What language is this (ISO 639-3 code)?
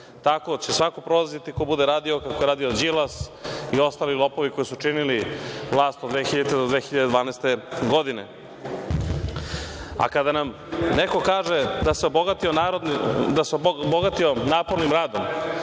srp